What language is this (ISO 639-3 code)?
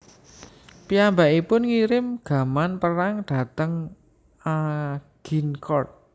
jav